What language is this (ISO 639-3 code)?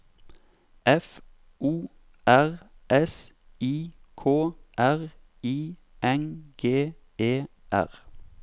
nor